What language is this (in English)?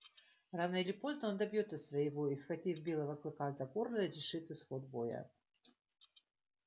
Russian